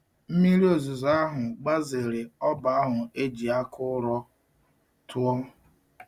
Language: Igbo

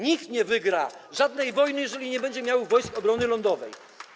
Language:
Polish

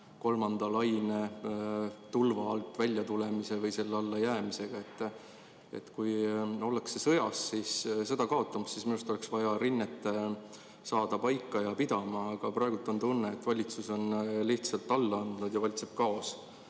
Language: Estonian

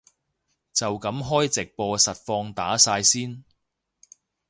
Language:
Cantonese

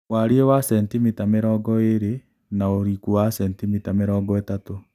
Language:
Kikuyu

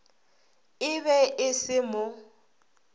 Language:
Northern Sotho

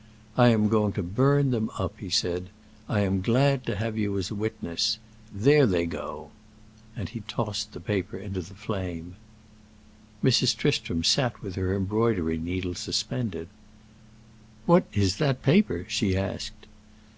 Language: English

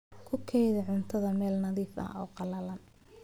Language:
Somali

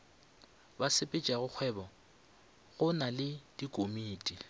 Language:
Northern Sotho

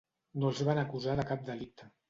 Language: Catalan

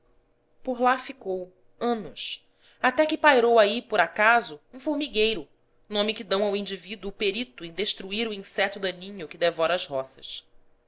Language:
Portuguese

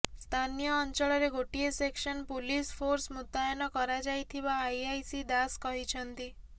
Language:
Odia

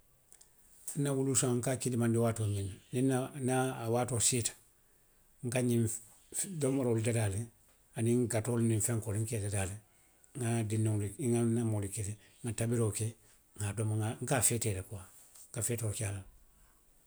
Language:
Western Maninkakan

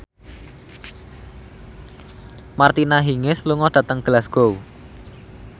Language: Javanese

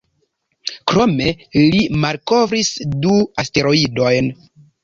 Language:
Esperanto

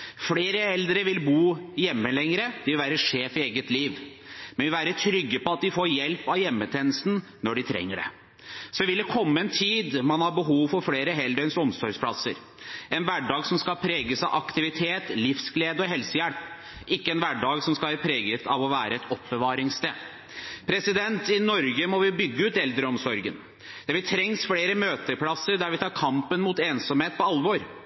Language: Norwegian Bokmål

